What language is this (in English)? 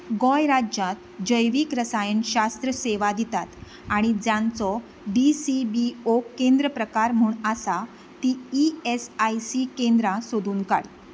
Konkani